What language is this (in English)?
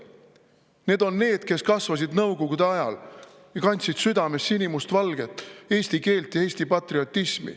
Estonian